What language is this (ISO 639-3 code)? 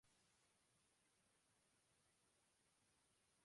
jpn